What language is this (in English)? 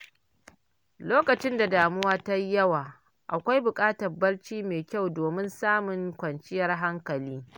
Hausa